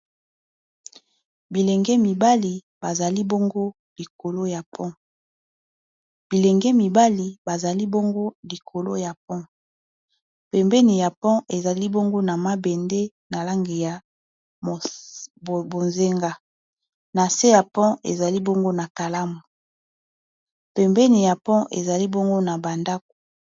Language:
Lingala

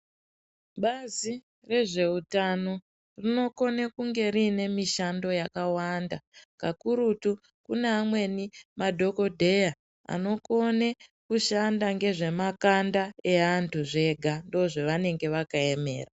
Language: Ndau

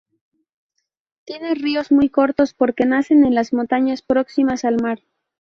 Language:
Spanish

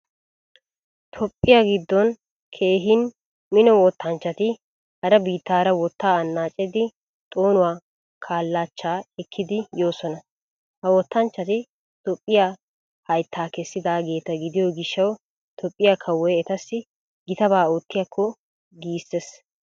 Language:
Wolaytta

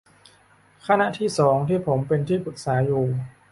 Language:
Thai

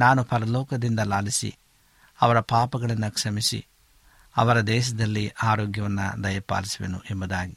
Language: Kannada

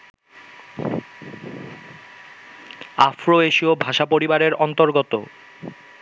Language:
Bangla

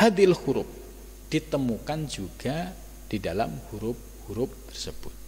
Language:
Indonesian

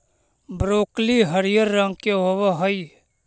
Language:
Magahi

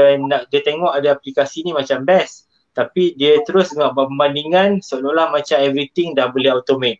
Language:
Malay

